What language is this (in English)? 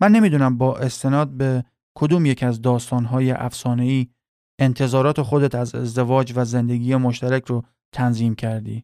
Persian